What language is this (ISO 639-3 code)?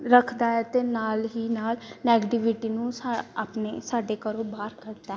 pan